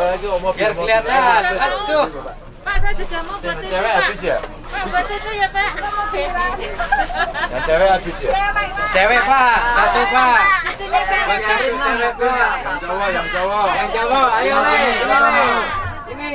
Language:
Indonesian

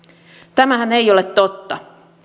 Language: Finnish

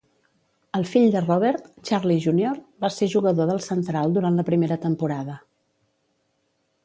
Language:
Catalan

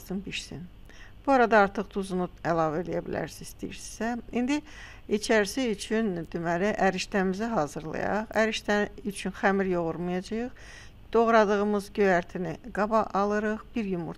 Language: Turkish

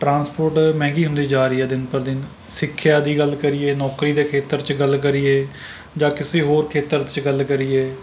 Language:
Punjabi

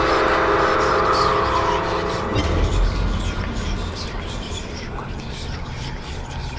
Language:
Indonesian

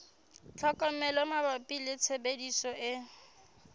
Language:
Southern Sotho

